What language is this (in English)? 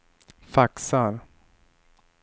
Swedish